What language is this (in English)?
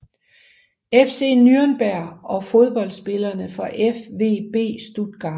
Danish